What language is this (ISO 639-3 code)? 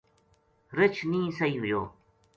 gju